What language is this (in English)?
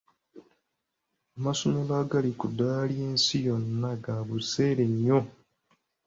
Ganda